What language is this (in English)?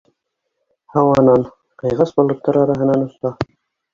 Bashkir